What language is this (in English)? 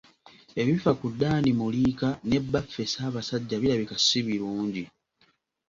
Ganda